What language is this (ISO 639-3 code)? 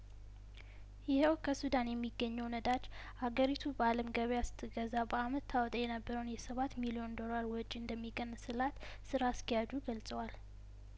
amh